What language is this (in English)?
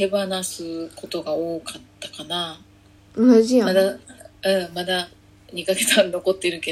Japanese